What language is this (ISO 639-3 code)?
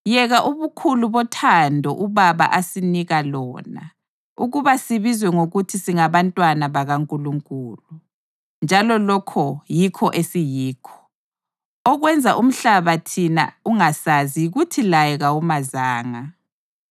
nde